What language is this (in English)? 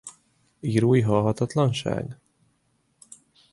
Hungarian